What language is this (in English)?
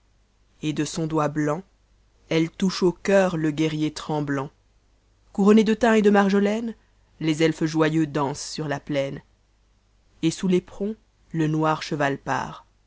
French